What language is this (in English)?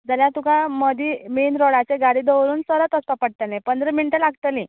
Konkani